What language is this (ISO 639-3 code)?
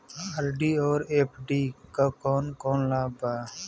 bho